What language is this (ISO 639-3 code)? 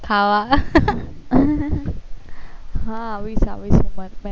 guj